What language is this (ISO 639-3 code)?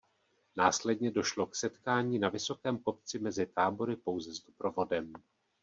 ces